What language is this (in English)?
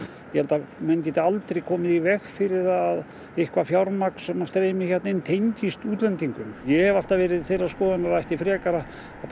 Icelandic